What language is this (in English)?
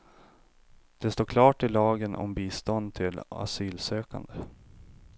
Swedish